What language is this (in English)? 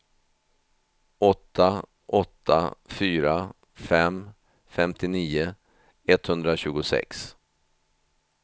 Swedish